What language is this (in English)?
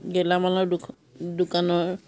Assamese